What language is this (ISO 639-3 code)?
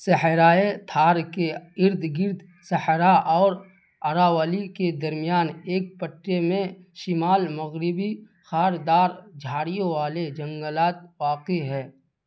urd